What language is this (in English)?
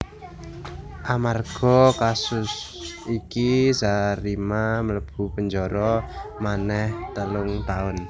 Javanese